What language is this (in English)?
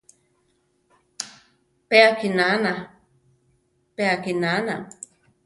Central Tarahumara